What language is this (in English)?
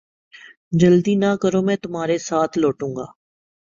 Urdu